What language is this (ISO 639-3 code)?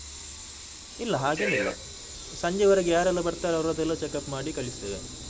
kan